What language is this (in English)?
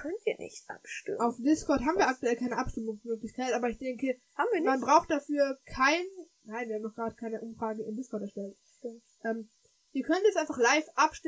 German